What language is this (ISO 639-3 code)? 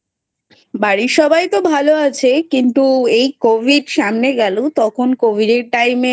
ben